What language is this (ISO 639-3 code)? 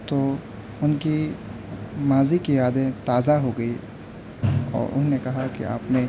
urd